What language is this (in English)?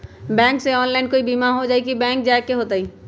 Magahi